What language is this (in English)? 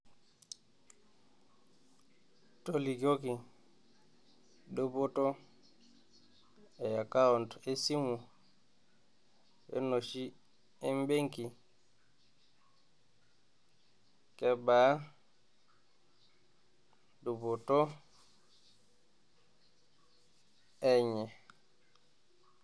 Masai